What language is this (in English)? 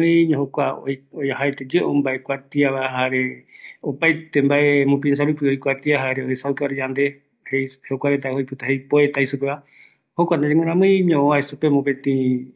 Eastern Bolivian Guaraní